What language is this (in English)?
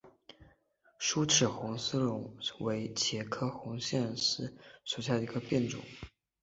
Chinese